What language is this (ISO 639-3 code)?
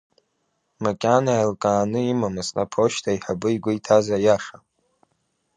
abk